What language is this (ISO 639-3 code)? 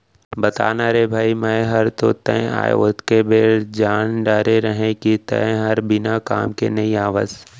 hne